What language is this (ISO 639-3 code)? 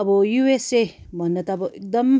nep